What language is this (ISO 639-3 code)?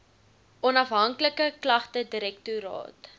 afr